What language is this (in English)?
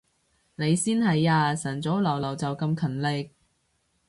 Cantonese